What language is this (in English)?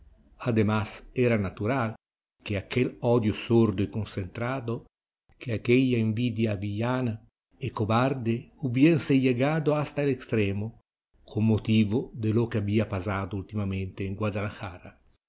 Spanish